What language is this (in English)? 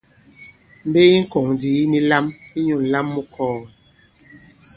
Bankon